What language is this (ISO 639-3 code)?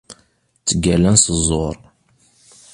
kab